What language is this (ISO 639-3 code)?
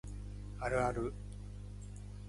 jpn